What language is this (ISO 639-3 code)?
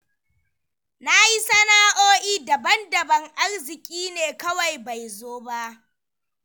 hau